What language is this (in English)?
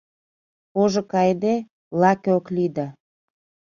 Mari